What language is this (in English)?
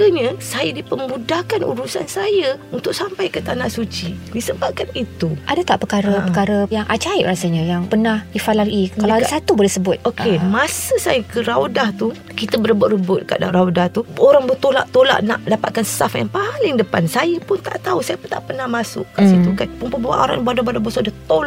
Malay